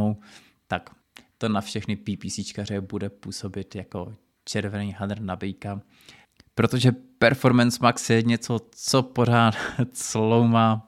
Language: Czech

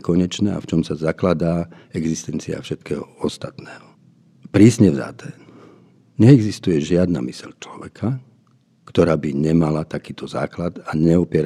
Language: Slovak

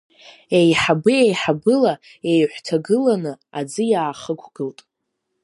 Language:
Abkhazian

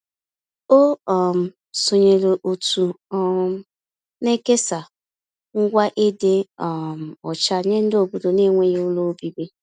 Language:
Igbo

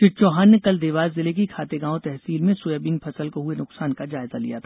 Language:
Hindi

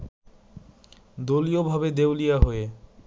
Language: Bangla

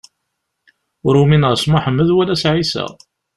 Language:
Kabyle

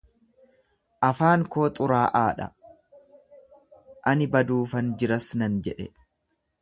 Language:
Oromo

